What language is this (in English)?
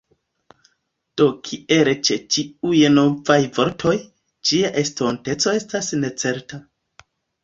Esperanto